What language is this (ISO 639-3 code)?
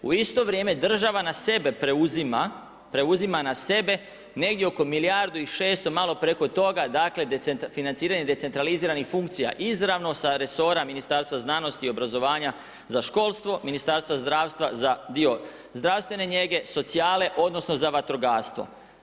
hrv